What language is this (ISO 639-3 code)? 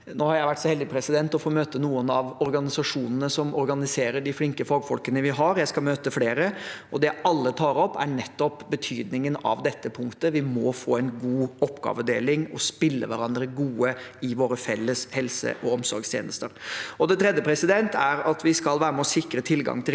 nor